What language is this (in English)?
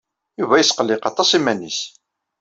Kabyle